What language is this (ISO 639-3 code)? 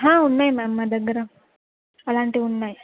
tel